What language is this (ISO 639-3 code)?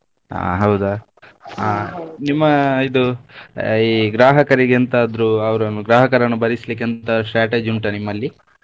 kan